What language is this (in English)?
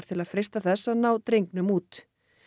Icelandic